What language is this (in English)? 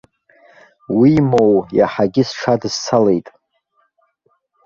Abkhazian